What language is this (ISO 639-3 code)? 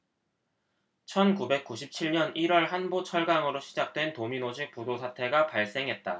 kor